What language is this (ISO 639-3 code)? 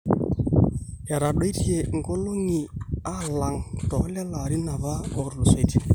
mas